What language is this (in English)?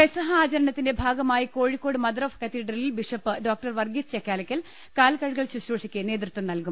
Malayalam